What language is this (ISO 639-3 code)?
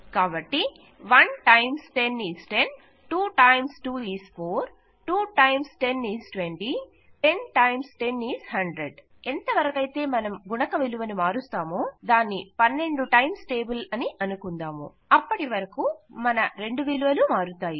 tel